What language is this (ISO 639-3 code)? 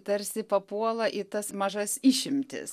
lit